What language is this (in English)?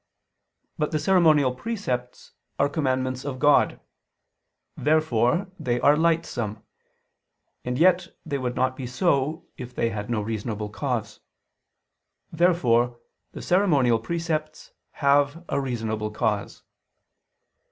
English